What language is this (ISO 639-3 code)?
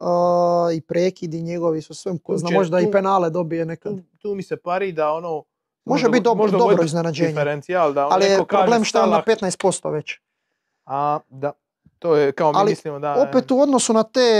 hrv